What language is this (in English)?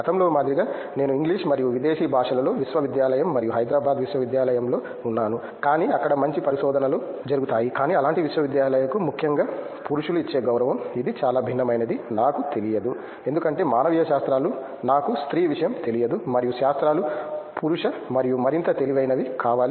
Telugu